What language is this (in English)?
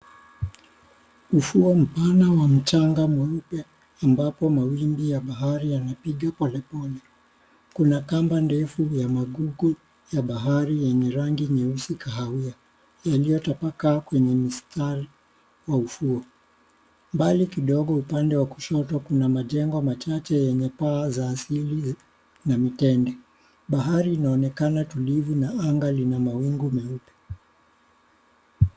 Swahili